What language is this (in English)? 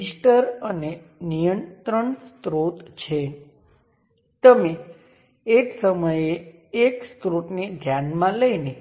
Gujarati